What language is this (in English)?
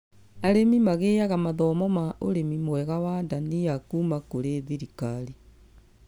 Kikuyu